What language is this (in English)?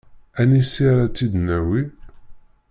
Kabyle